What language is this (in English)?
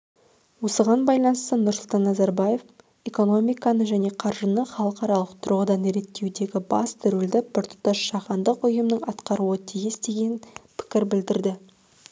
Kazakh